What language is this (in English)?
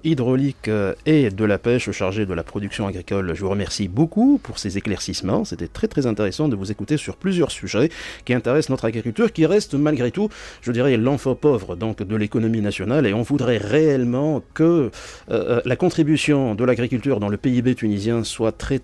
French